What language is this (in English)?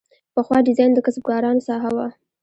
Pashto